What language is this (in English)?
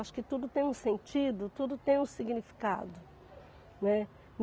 Portuguese